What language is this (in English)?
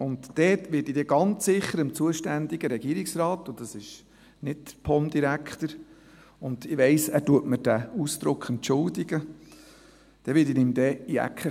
Swiss German